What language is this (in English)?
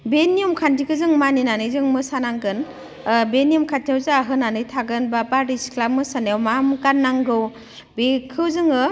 Bodo